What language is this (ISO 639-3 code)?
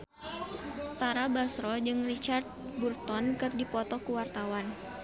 sun